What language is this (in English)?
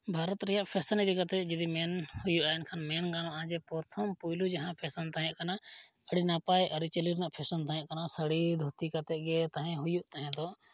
Santali